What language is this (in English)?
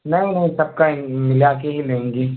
Urdu